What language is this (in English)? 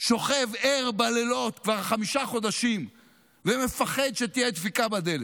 Hebrew